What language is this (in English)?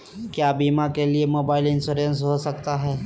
Magahi